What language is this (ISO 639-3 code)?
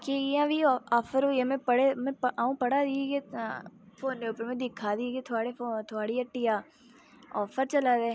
doi